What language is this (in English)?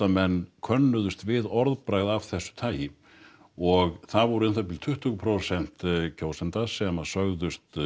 Icelandic